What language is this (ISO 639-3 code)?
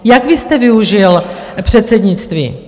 ces